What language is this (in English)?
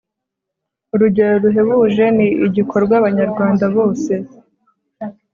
Kinyarwanda